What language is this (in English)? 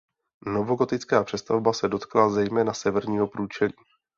Czech